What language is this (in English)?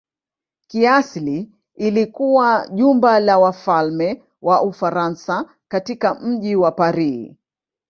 Swahili